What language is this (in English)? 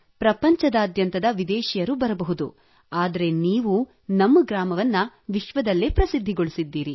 Kannada